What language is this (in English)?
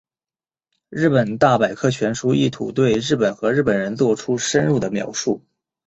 Chinese